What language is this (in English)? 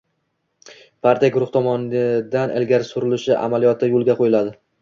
Uzbek